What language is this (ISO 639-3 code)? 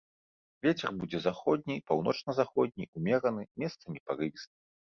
bel